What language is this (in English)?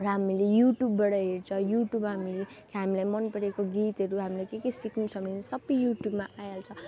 Nepali